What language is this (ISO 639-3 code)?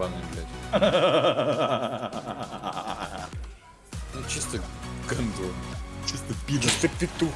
rus